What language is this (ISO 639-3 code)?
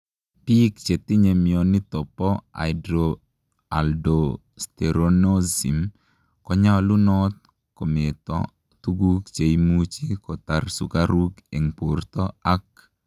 kln